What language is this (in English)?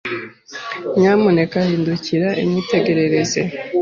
Kinyarwanda